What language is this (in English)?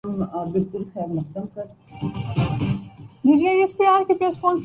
Urdu